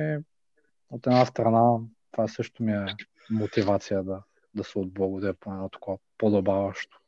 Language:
Bulgarian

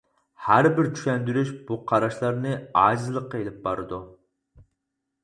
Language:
Uyghur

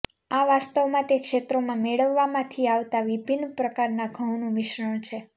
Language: Gujarati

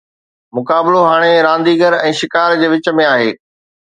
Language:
Sindhi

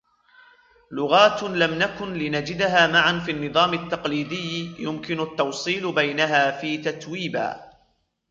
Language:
Arabic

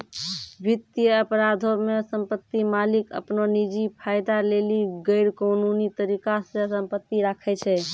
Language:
Maithili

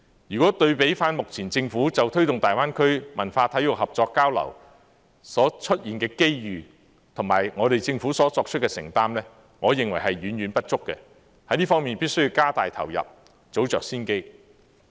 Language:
Cantonese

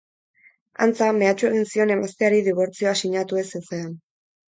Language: Basque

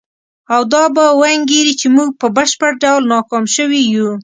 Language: Pashto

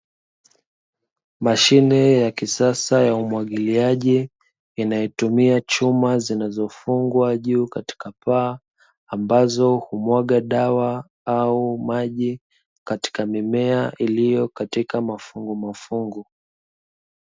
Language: Swahili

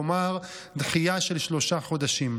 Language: Hebrew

